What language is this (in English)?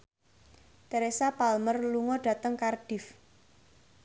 Javanese